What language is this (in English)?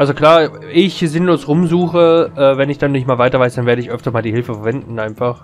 German